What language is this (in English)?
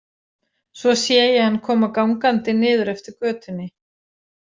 Icelandic